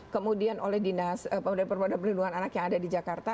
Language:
Indonesian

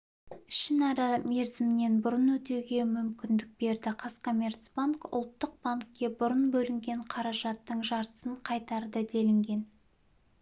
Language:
Kazakh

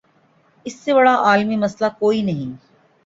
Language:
Urdu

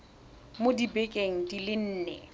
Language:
Tswana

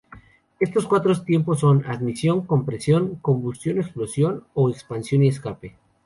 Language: Spanish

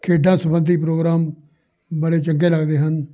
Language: Punjabi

